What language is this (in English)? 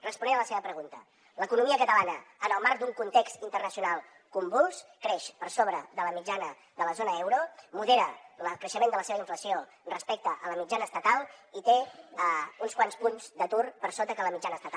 Catalan